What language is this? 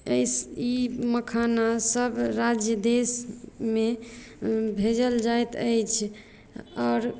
Maithili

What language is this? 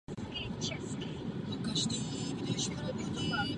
Czech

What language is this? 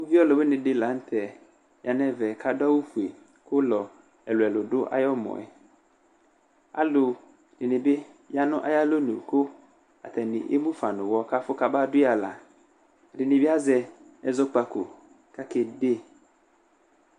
Ikposo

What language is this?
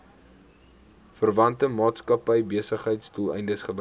Afrikaans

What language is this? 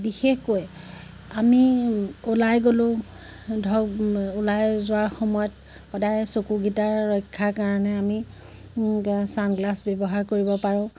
Assamese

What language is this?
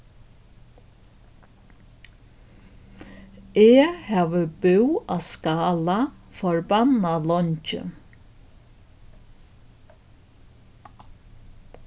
Faroese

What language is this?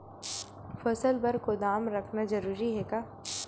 Chhattisgarhi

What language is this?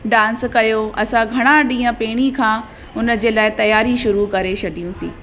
Sindhi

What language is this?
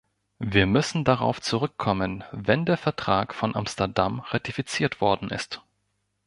German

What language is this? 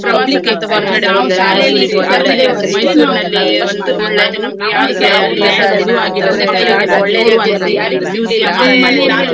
Kannada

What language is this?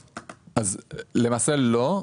Hebrew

